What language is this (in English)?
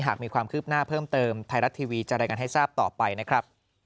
Thai